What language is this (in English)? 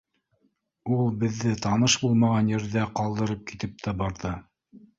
Bashkir